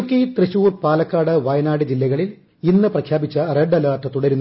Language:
Malayalam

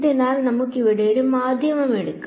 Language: Malayalam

